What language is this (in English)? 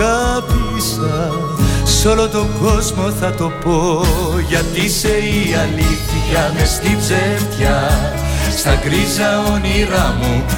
Greek